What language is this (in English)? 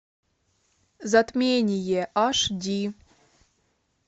Russian